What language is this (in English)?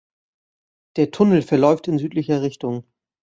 German